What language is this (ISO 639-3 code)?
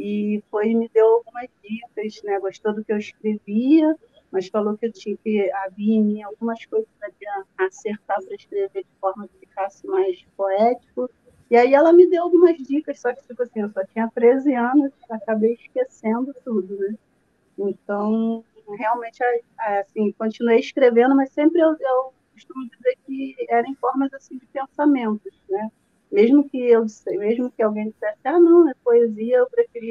por